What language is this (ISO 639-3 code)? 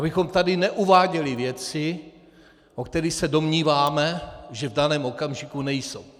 ces